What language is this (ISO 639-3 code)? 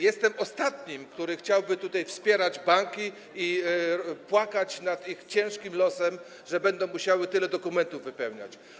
pol